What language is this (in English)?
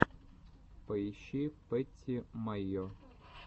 Russian